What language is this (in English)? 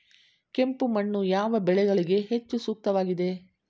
Kannada